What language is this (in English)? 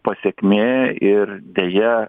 Lithuanian